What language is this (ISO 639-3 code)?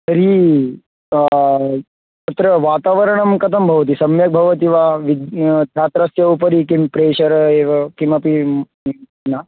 san